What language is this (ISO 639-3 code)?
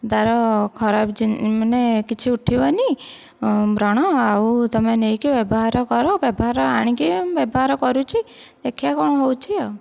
ori